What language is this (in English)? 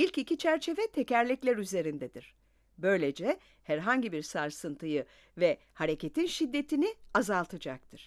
Turkish